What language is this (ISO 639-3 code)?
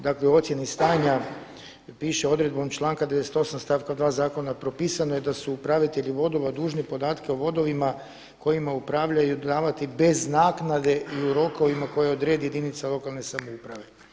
hrv